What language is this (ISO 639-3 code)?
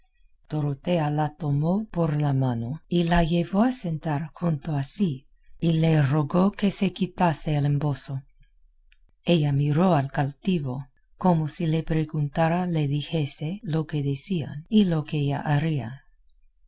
spa